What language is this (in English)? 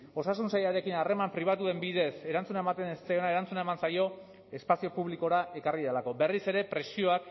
Basque